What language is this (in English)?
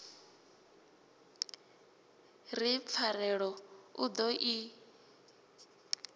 Venda